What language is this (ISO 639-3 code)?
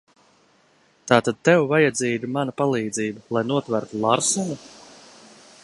lav